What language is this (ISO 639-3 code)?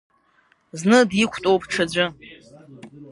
abk